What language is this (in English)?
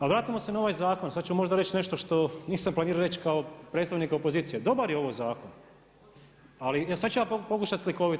Croatian